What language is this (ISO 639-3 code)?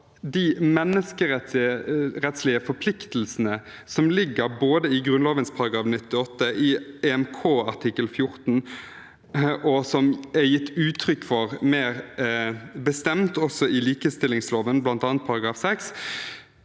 nor